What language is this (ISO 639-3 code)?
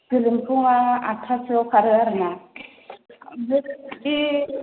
brx